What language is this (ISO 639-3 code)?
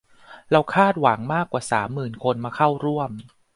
tha